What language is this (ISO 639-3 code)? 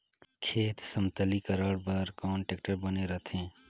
hne